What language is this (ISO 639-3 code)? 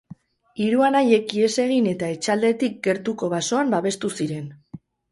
eus